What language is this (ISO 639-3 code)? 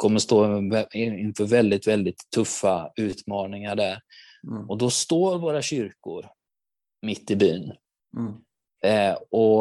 swe